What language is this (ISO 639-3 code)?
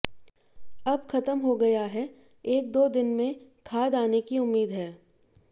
hin